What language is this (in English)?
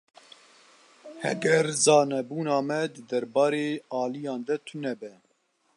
Kurdish